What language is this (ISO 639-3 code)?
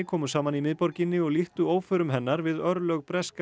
isl